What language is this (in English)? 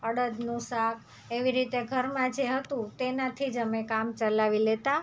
Gujarati